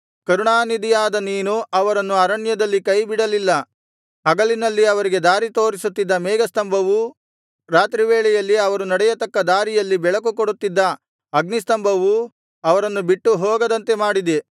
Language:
Kannada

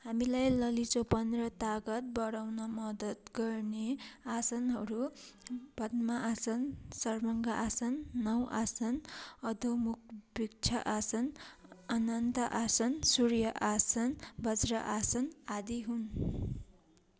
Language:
Nepali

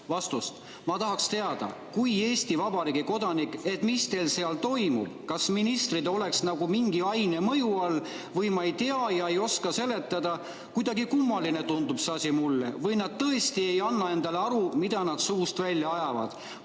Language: Estonian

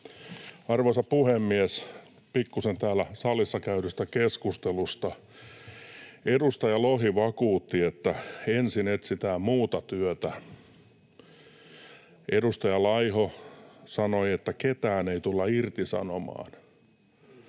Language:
Finnish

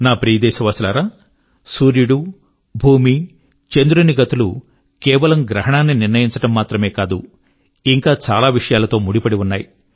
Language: Telugu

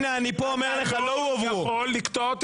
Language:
Hebrew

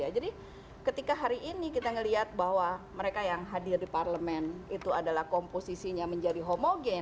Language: Indonesian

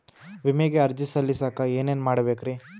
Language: Kannada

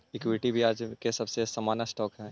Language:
Magahi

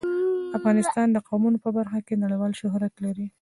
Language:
Pashto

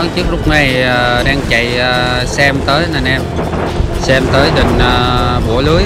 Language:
Vietnamese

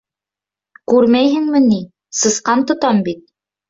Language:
Bashkir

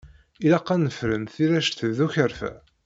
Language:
Kabyle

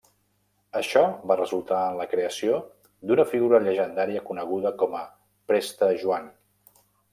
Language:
Catalan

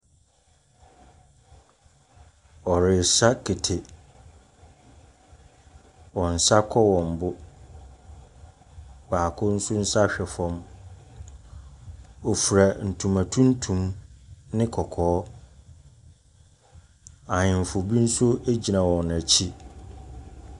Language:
Akan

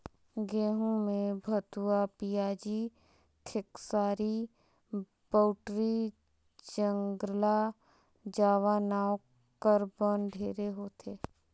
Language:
Chhattisgarhi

